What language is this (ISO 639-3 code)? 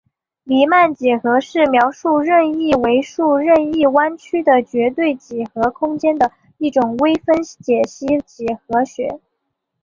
zho